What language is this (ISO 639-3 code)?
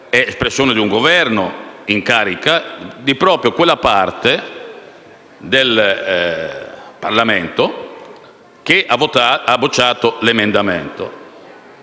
ita